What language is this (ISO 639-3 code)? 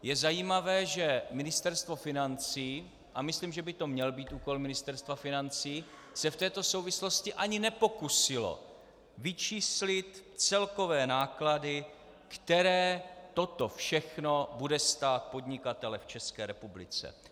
ces